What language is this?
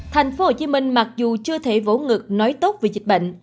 Vietnamese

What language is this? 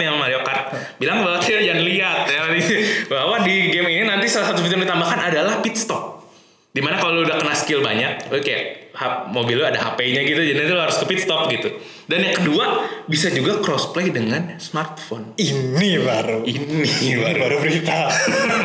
Indonesian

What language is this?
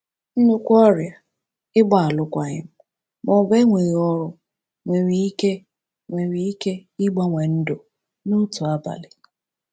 Igbo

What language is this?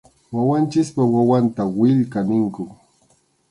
Arequipa-La Unión Quechua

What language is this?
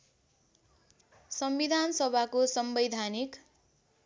Nepali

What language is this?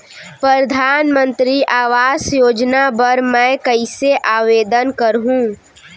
Chhattisgarhi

